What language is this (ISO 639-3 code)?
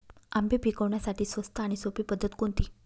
mar